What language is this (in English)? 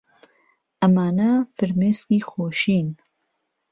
Central Kurdish